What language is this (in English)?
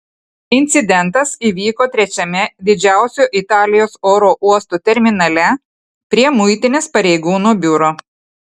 Lithuanian